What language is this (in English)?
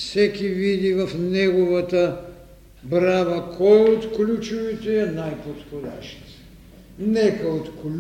Bulgarian